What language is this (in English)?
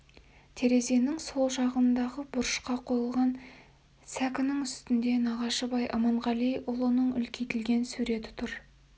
Kazakh